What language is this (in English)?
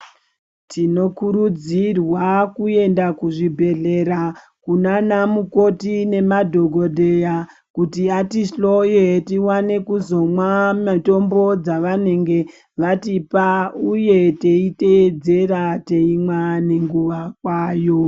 Ndau